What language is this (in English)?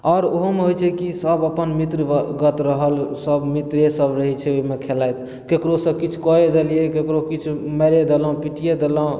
Maithili